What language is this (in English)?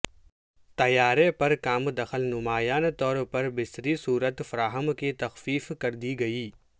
Urdu